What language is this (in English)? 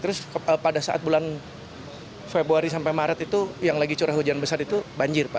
Indonesian